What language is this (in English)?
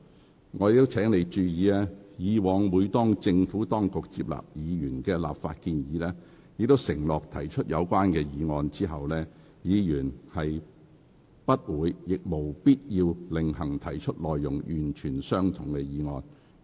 Cantonese